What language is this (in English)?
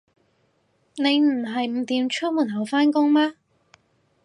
Cantonese